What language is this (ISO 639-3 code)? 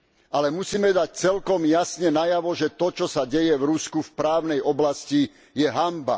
slk